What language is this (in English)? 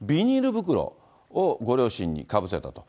Japanese